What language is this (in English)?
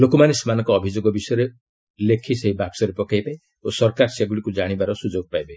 Odia